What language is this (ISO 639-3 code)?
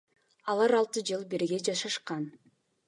kir